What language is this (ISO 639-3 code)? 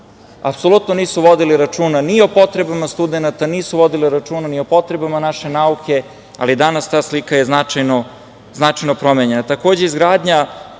srp